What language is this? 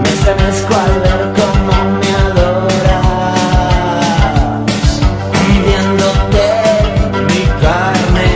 Romanian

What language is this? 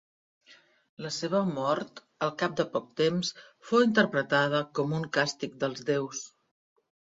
Catalan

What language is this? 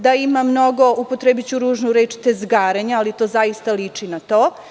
Serbian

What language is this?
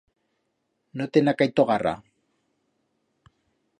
Aragonese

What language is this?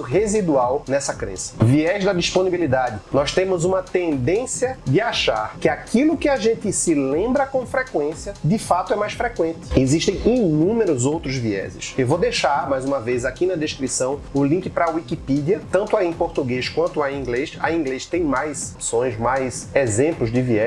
Portuguese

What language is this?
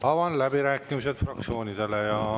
Estonian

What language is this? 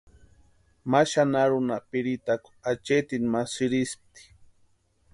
Western Highland Purepecha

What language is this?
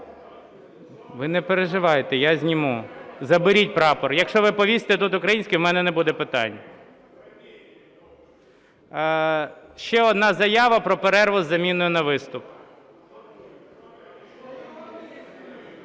Ukrainian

